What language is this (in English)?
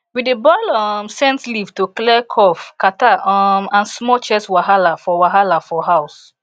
Nigerian Pidgin